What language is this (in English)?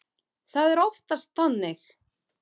Icelandic